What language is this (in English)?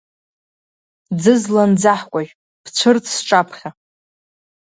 Abkhazian